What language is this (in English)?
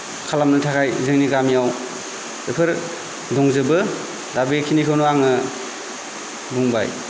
Bodo